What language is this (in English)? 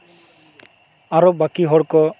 Santali